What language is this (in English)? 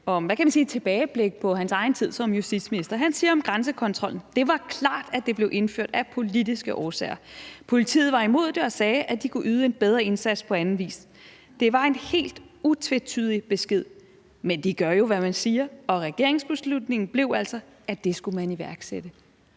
Danish